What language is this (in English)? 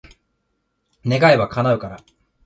Japanese